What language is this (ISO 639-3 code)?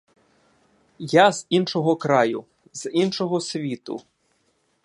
ukr